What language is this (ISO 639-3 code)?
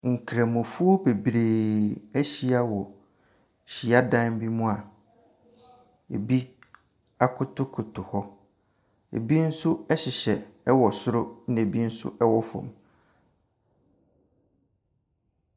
aka